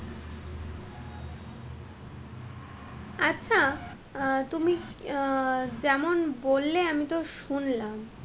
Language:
Bangla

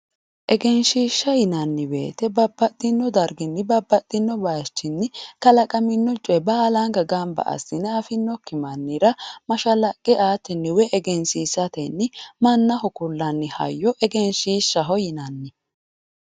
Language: Sidamo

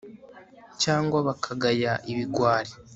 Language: Kinyarwanda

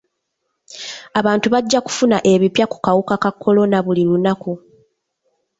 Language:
Ganda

